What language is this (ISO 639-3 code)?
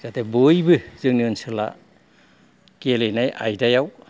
brx